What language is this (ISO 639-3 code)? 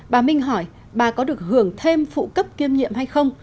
vie